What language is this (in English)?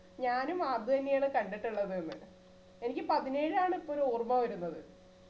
Malayalam